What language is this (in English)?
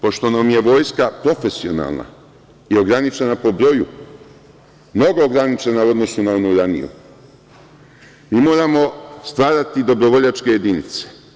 Serbian